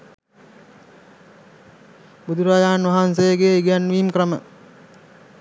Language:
Sinhala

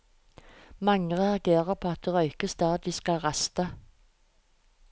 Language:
Norwegian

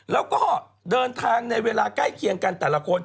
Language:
Thai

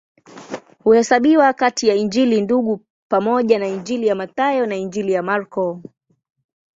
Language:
Swahili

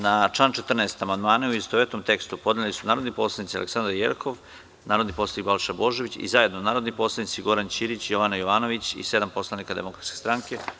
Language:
Serbian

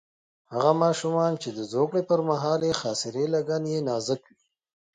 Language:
Pashto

